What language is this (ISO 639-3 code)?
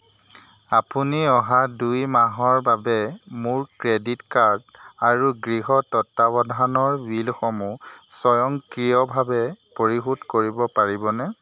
asm